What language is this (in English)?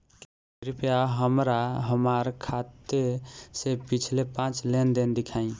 Bhojpuri